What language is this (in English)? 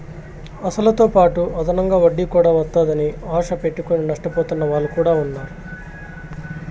Telugu